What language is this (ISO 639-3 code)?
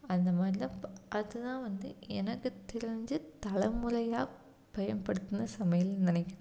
tam